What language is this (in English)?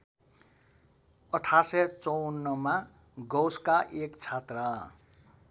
Nepali